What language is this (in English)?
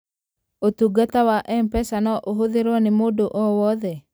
Kikuyu